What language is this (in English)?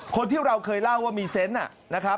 Thai